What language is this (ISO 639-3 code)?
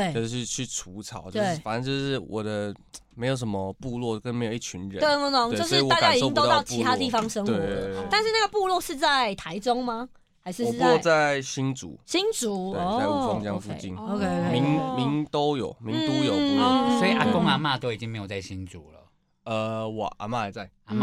zho